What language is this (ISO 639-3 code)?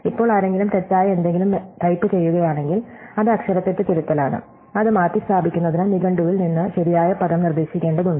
mal